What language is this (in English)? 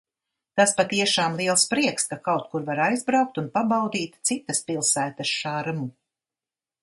Latvian